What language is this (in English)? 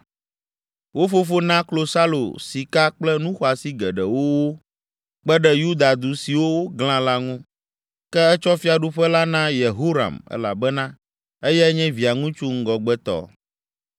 Ewe